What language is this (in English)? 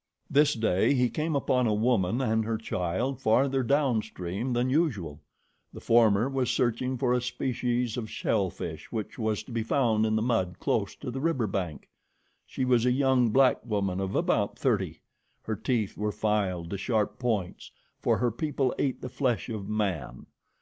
English